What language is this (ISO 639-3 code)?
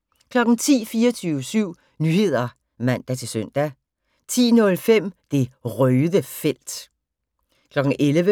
dan